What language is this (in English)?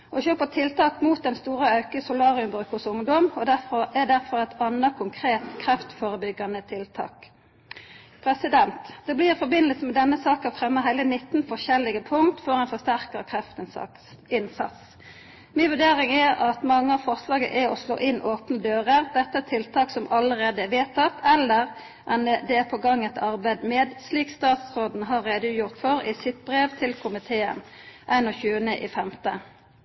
Norwegian Nynorsk